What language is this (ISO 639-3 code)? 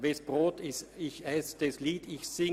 gsw